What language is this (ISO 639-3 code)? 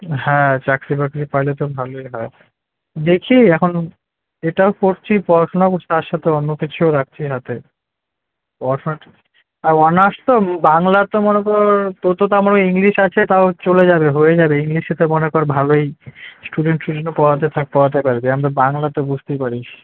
ben